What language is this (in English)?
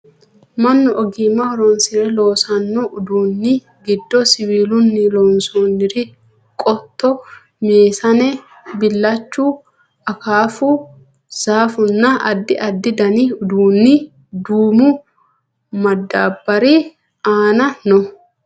Sidamo